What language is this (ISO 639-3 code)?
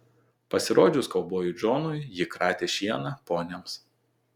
lit